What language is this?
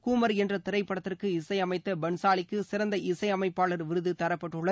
Tamil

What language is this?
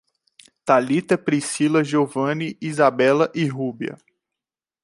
Portuguese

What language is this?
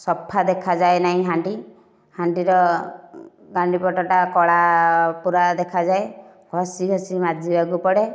Odia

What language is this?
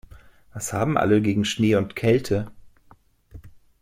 German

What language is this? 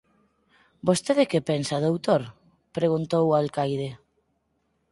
Galician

